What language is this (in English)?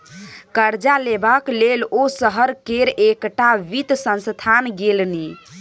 Maithili